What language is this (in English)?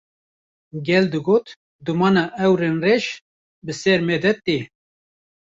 Kurdish